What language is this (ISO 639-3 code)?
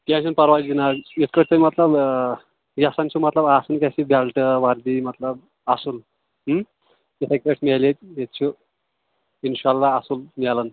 kas